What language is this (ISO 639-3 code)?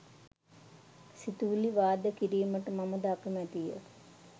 sin